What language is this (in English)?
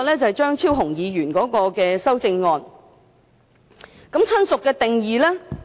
Cantonese